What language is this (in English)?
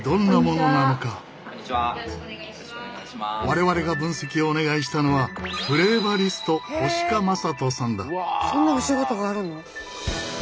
Japanese